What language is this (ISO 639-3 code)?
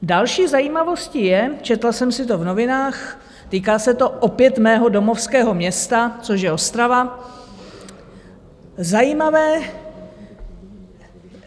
ces